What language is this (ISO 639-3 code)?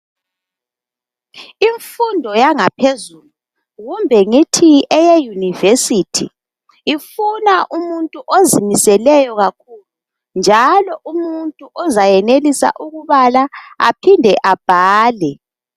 nde